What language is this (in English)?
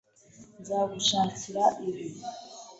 Kinyarwanda